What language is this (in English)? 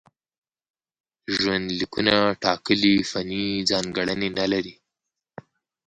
Pashto